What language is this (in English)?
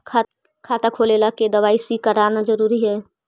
Magahi